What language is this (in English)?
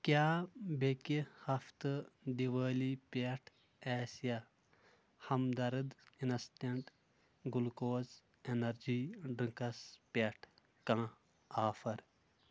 Kashmiri